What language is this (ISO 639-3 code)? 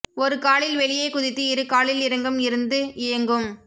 tam